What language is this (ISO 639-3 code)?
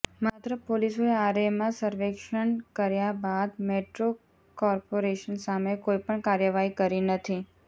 guj